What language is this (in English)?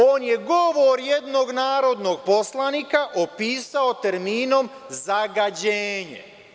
Serbian